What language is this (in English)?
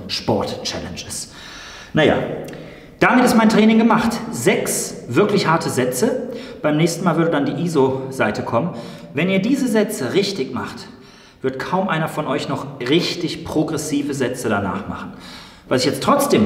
German